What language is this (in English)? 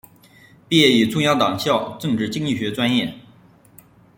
Chinese